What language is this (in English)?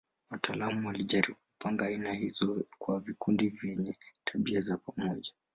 Swahili